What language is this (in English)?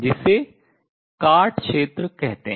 Hindi